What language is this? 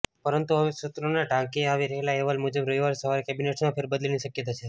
Gujarati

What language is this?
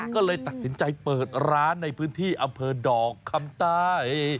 Thai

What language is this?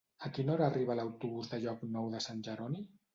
Catalan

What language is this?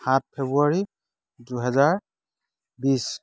Assamese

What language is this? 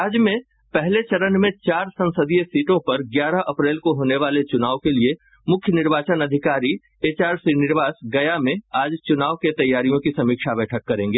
Hindi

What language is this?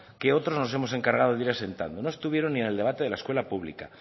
Spanish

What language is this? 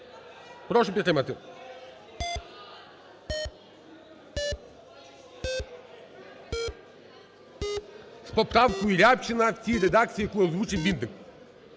Ukrainian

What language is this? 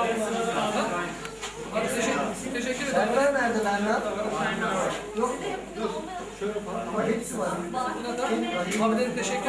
Turkish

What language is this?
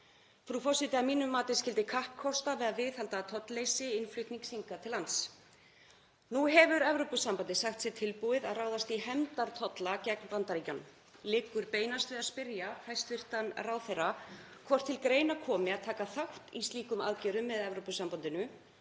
Icelandic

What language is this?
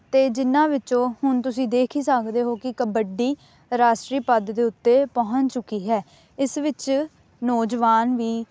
Punjabi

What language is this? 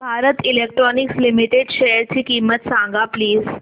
Marathi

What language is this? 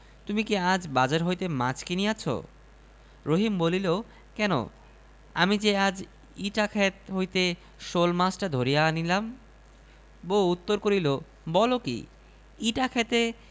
Bangla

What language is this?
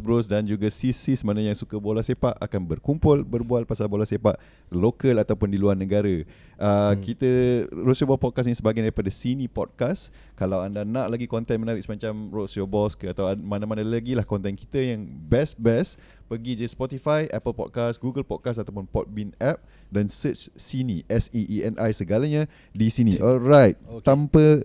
Malay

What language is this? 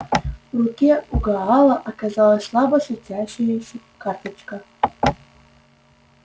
Russian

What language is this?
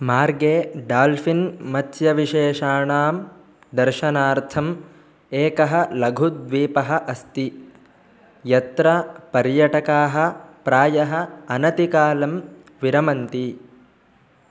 Sanskrit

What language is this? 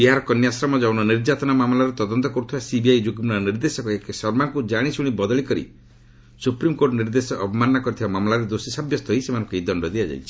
Odia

